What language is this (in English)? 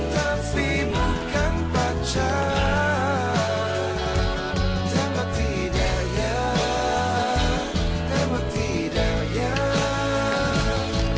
Indonesian